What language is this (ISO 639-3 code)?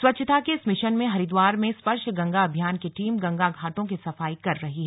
hin